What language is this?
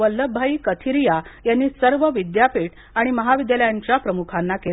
Marathi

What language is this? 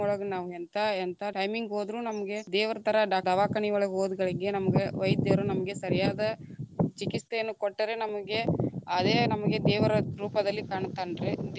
Kannada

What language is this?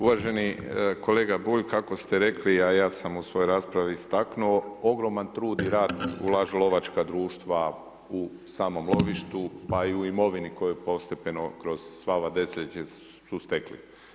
Croatian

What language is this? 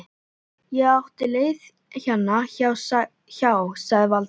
Icelandic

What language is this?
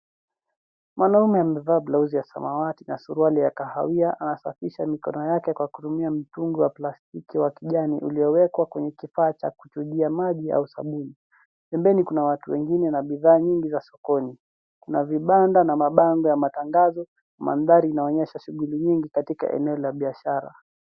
Swahili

